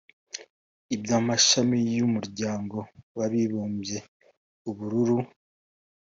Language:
Kinyarwanda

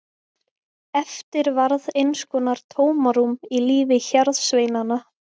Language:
Icelandic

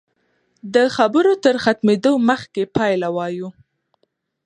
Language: Pashto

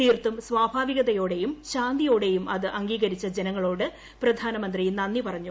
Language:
Malayalam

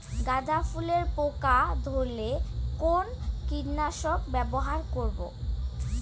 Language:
Bangla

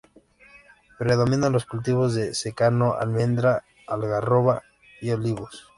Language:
Spanish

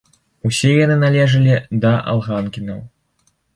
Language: Belarusian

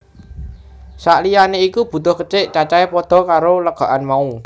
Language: Javanese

